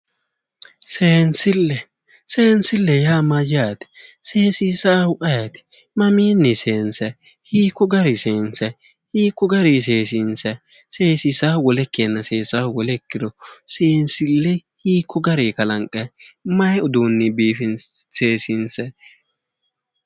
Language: Sidamo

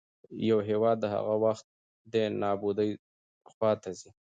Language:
Pashto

